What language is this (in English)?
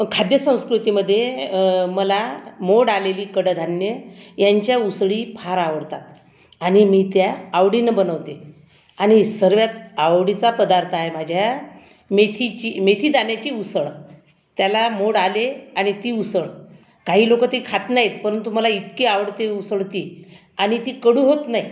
Marathi